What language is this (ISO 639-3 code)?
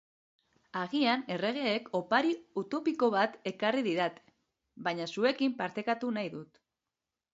eus